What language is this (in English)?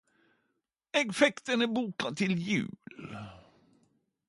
Norwegian Nynorsk